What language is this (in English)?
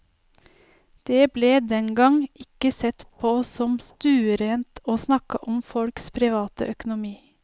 Norwegian